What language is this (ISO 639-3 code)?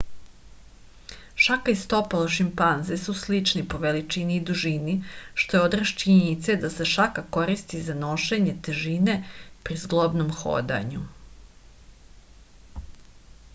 srp